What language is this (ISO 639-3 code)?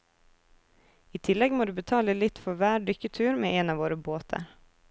nor